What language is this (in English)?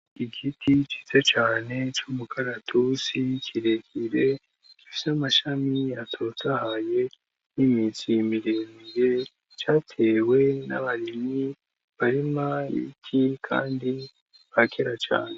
Rundi